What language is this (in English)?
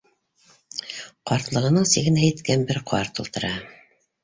Bashkir